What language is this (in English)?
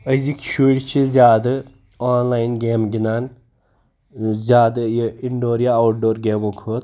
Kashmiri